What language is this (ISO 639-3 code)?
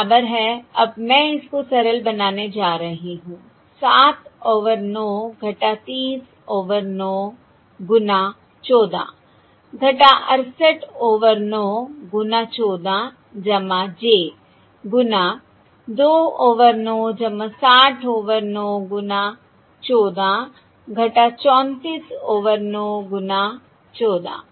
hin